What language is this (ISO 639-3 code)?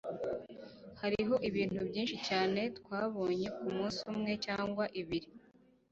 kin